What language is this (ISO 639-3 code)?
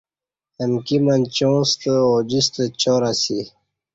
bsh